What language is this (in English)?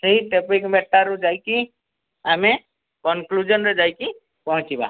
Odia